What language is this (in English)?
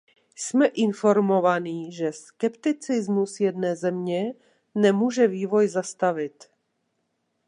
Czech